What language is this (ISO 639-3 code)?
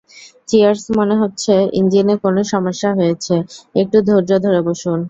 ben